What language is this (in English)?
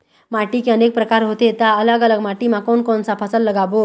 Chhattisgarhi